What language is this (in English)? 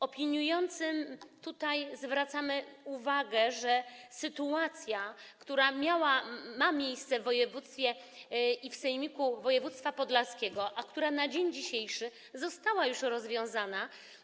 Polish